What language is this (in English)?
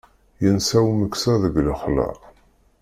Kabyle